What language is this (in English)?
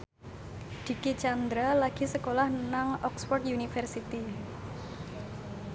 Javanese